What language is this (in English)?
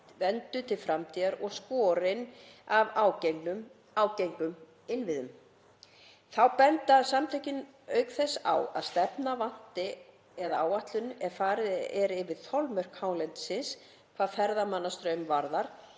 Icelandic